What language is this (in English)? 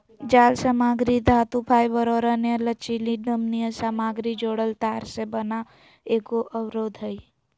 Magahi